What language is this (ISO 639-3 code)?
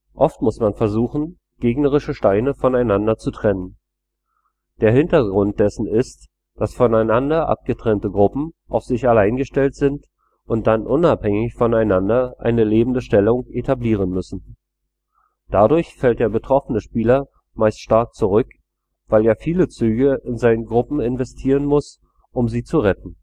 deu